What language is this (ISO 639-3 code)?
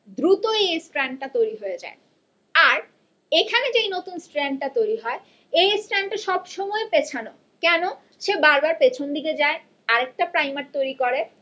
ben